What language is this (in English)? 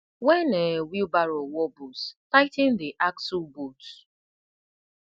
Nigerian Pidgin